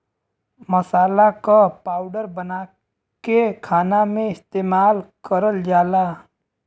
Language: Bhojpuri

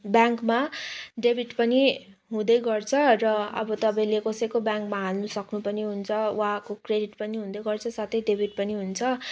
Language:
Nepali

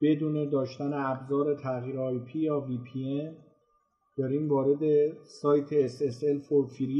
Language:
Persian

